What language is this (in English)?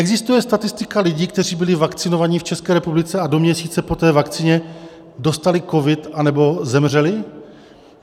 Czech